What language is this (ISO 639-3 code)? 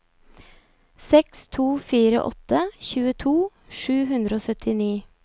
nor